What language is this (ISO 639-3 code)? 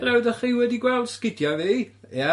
cym